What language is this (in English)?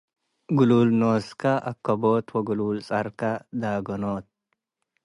Tigre